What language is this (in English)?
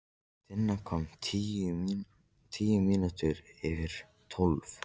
Icelandic